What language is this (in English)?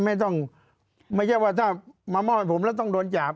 Thai